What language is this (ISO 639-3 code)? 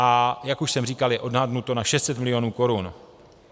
ces